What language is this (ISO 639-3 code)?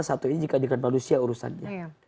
ind